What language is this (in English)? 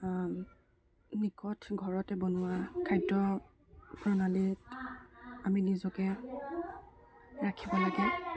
Assamese